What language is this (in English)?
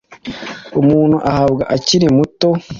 Kinyarwanda